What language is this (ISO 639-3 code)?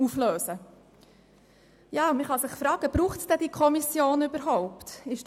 gsw